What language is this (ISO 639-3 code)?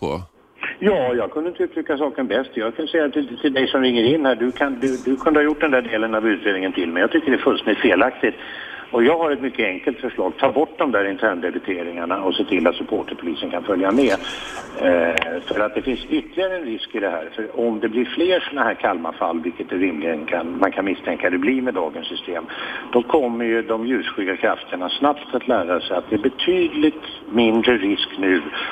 swe